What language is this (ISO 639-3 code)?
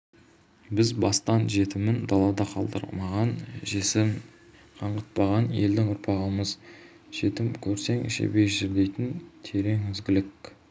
kaz